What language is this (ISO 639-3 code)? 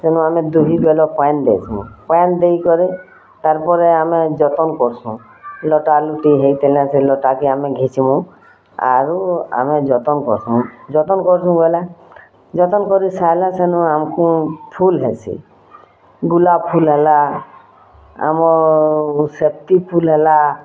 ori